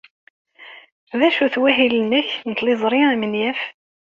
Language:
Kabyle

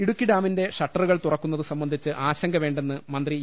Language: Malayalam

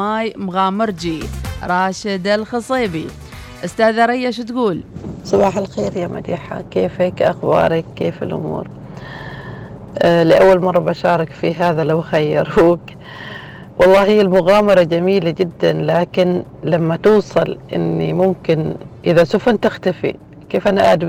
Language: Arabic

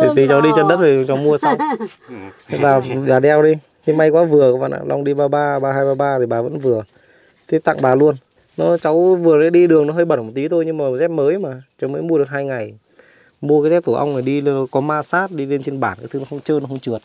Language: Vietnamese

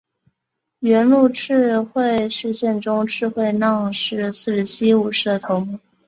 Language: Chinese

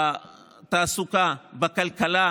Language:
Hebrew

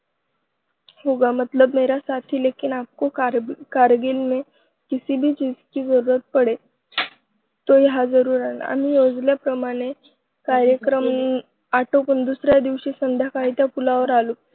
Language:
Marathi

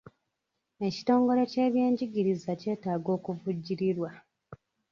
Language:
Ganda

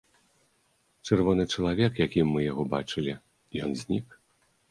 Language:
Belarusian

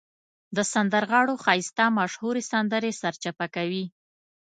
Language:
Pashto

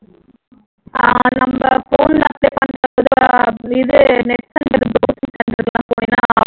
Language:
Tamil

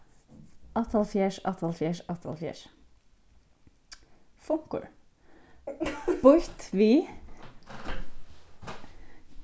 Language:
Faroese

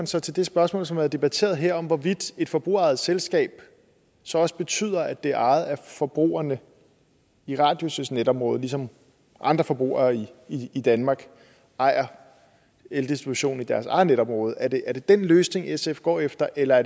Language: Danish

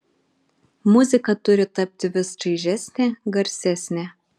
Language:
Lithuanian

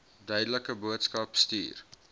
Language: Afrikaans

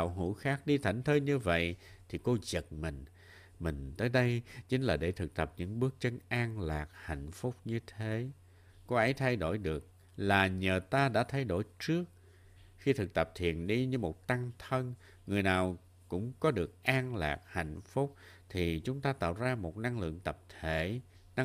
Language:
Vietnamese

